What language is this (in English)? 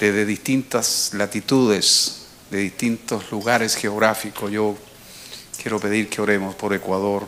Spanish